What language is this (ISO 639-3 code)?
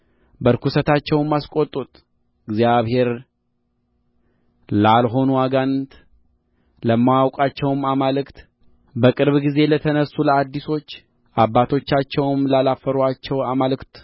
amh